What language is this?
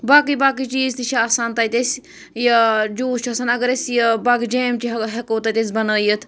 Kashmiri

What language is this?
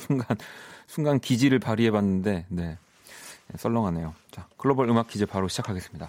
Korean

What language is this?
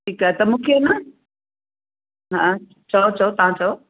Sindhi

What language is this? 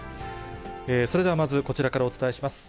Japanese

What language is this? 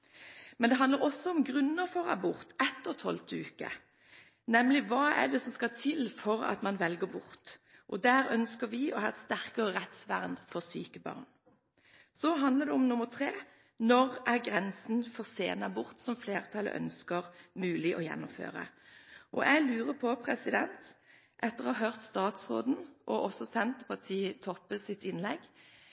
Norwegian Bokmål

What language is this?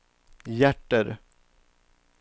Swedish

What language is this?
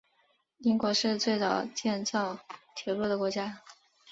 Chinese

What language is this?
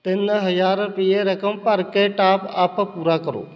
Punjabi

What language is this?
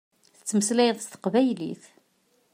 Kabyle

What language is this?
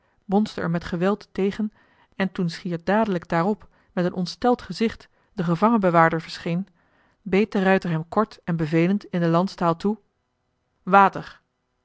Dutch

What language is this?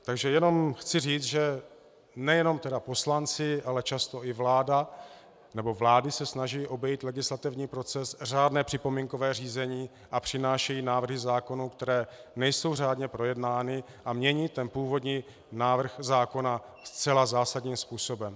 Czech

